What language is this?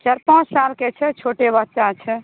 Maithili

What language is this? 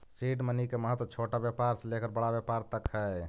Magahi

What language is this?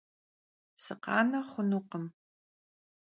Kabardian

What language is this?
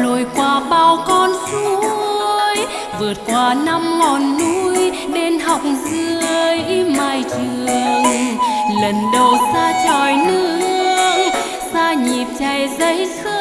Vietnamese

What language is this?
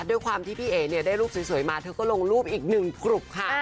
Thai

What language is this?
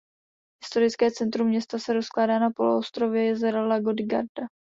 Czech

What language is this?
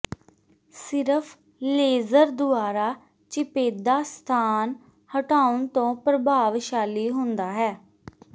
Punjabi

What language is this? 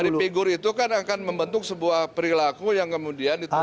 Indonesian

